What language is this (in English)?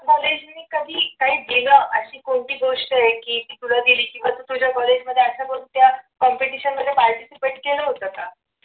Marathi